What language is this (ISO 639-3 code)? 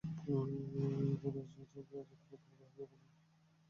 ben